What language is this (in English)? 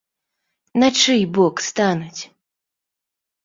Belarusian